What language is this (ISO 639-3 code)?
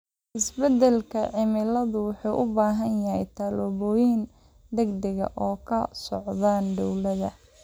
som